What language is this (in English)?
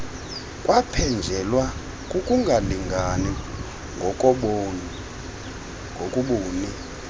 Xhosa